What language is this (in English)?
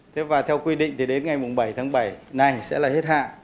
Vietnamese